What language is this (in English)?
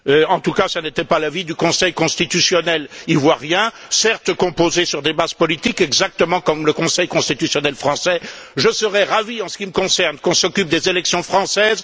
French